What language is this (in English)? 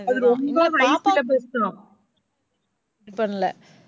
Tamil